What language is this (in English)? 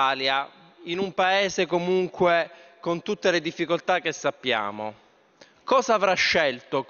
Italian